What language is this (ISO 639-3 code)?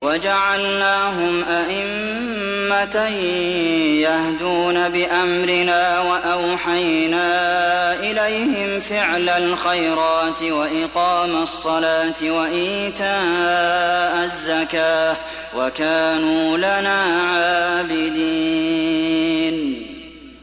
ara